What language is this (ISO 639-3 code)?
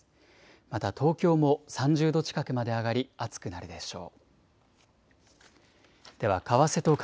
jpn